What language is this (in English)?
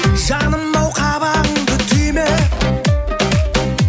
Kazakh